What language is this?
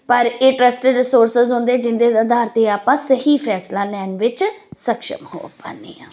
Punjabi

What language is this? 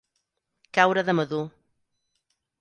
Catalan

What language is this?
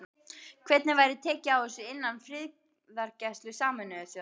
Icelandic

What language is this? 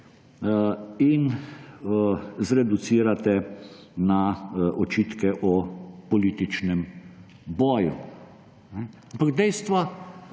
Slovenian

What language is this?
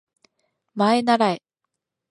Japanese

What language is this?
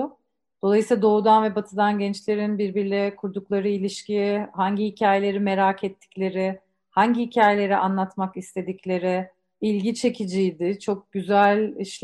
Turkish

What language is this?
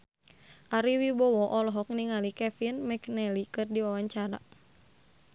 Sundanese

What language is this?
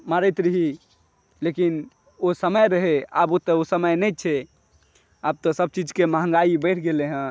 Maithili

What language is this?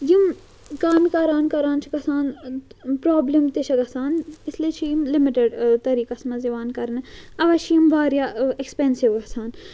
Kashmiri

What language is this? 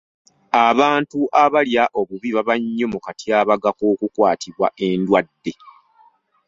Ganda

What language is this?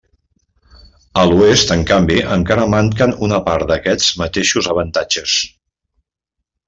Catalan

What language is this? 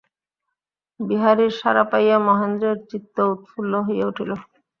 Bangla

